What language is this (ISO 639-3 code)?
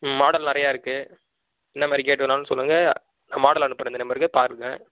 tam